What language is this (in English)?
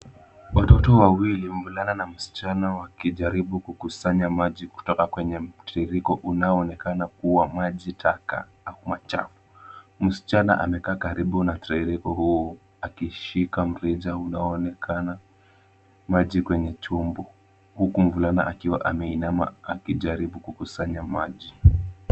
Swahili